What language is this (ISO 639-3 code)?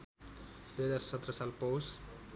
nep